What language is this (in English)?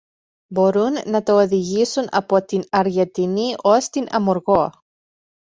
Greek